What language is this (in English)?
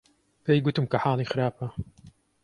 Central Kurdish